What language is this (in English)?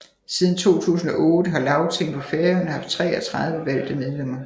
Danish